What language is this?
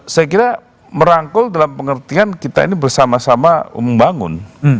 Indonesian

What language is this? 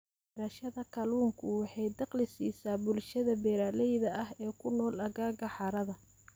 Somali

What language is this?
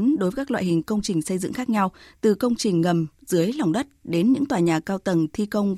Vietnamese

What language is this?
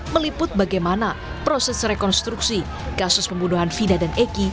Indonesian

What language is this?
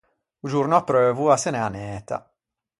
Ligurian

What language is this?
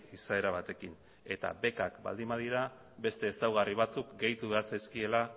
Basque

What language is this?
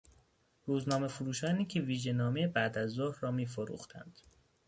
Persian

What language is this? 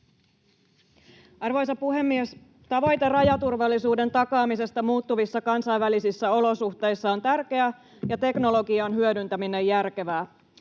Finnish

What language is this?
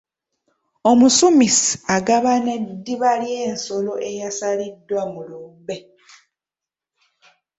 Ganda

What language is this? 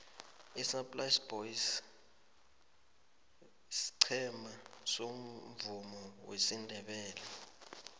South Ndebele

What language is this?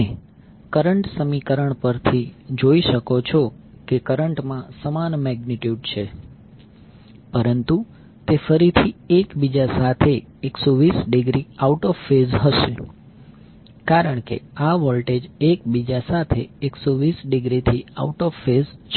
Gujarati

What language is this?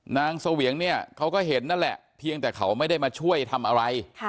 Thai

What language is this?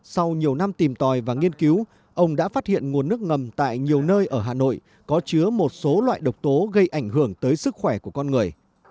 Vietnamese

